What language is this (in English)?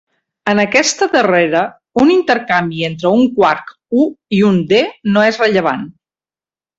Catalan